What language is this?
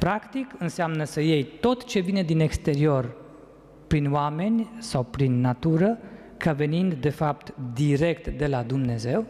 Romanian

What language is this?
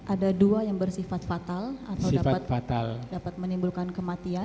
Indonesian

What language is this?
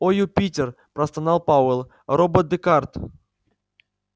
Russian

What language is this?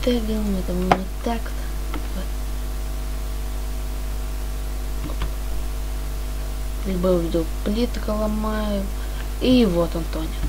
Russian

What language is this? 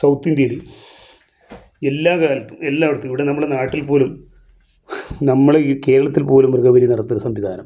Malayalam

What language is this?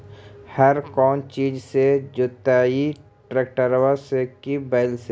Magahi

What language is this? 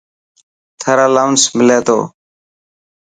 Dhatki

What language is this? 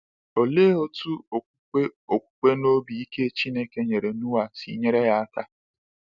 Igbo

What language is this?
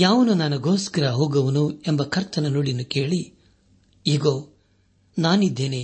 Kannada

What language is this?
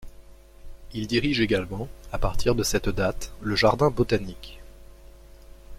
French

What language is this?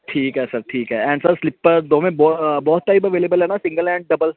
Punjabi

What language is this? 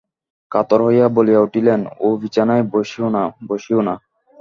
Bangla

